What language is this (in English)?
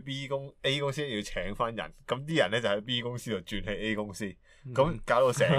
Chinese